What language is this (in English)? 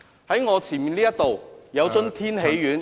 Cantonese